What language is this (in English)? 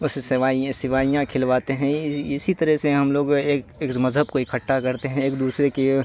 Urdu